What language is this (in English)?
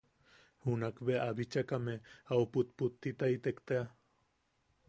Yaqui